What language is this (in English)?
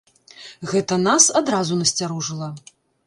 Belarusian